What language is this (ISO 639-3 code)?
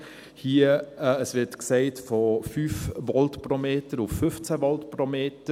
gsw